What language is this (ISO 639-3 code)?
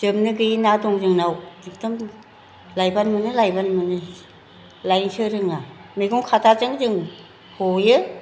brx